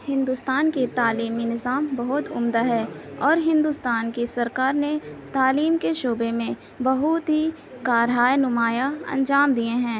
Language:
Urdu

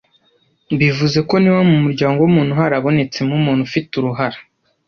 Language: Kinyarwanda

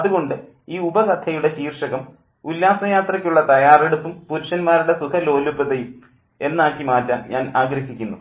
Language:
Malayalam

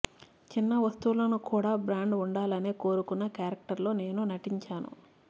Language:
Telugu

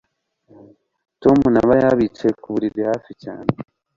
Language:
Kinyarwanda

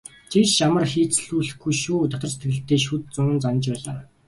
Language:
Mongolian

